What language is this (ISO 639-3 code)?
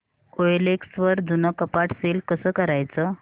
mar